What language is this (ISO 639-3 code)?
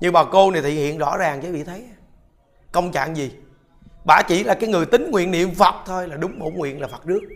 vie